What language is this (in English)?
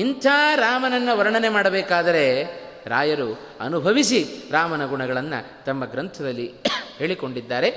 Kannada